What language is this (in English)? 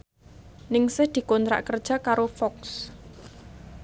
Javanese